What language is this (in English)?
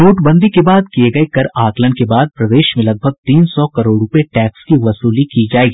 Hindi